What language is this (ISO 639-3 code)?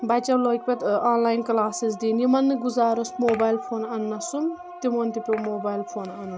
kas